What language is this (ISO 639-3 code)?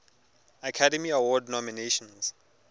tsn